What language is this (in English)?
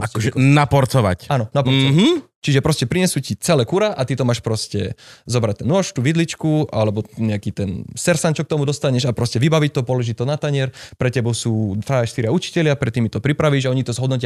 Slovak